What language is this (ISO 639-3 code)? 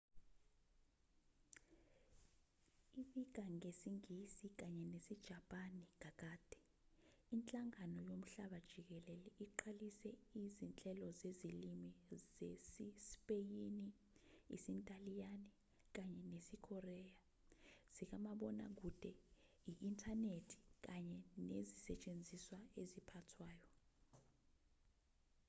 zul